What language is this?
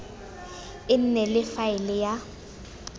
Tswana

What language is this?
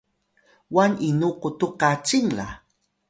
Atayal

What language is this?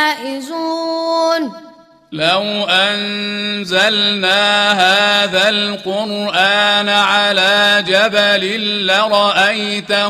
Arabic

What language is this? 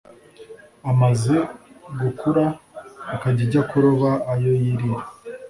Kinyarwanda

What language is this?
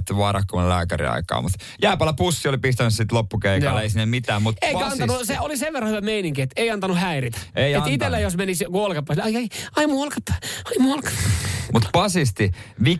Finnish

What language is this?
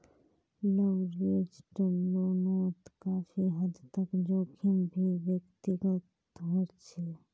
Magahi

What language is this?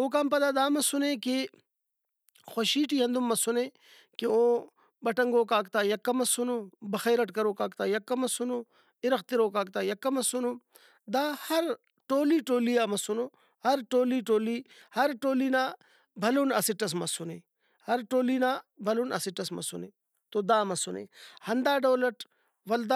Brahui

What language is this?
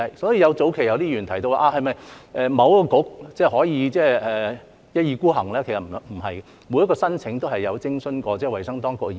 Cantonese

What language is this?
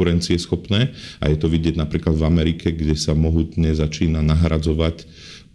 Slovak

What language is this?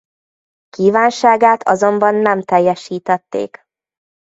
Hungarian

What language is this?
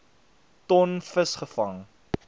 Afrikaans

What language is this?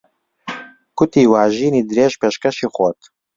Central Kurdish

